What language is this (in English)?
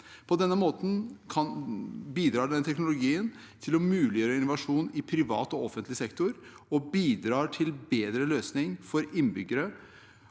Norwegian